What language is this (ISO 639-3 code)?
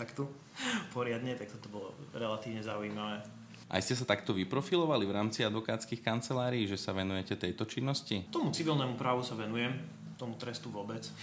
slk